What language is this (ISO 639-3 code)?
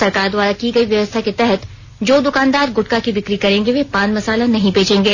hin